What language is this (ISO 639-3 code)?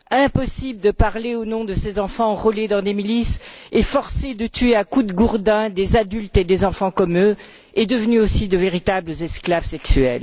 fra